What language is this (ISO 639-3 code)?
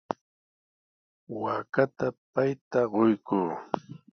qws